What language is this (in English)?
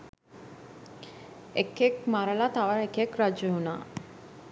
Sinhala